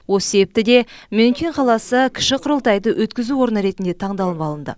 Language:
Kazakh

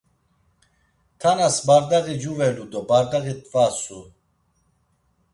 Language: Laz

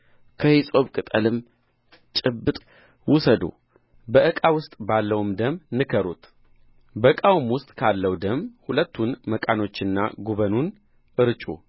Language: Amharic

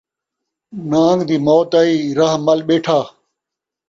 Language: Saraiki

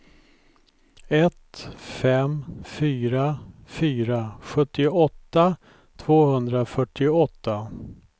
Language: Swedish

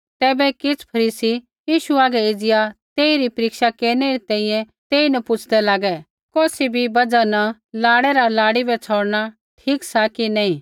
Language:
Kullu Pahari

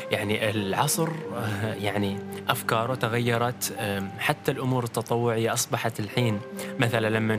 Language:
Arabic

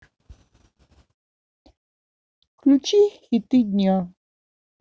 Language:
Russian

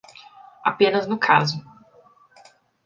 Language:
Portuguese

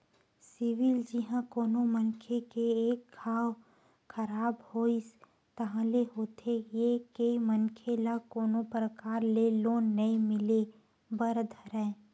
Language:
Chhattisgarhi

